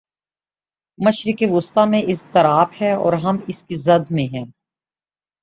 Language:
Urdu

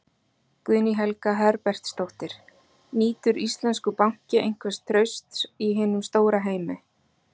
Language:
Icelandic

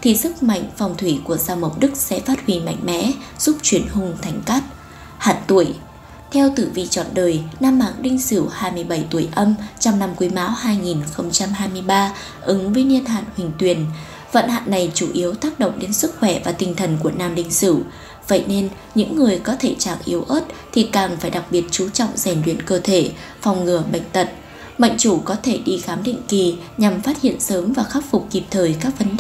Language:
Vietnamese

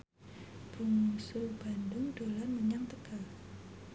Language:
Javanese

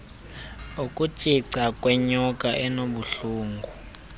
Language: Xhosa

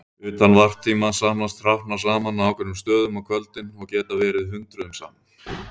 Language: Icelandic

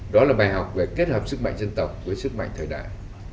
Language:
Vietnamese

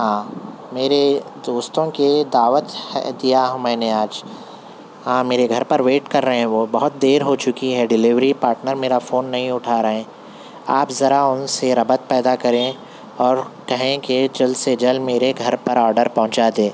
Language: Urdu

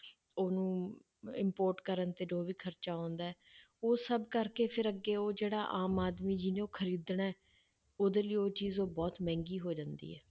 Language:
Punjabi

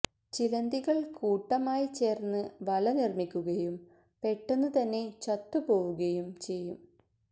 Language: Malayalam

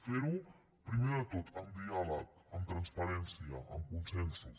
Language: Catalan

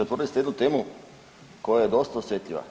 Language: Croatian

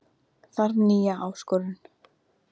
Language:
Icelandic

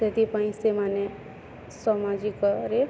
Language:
Odia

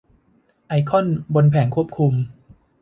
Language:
Thai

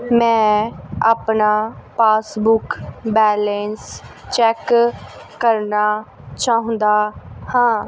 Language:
Punjabi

